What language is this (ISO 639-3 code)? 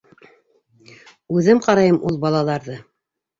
bak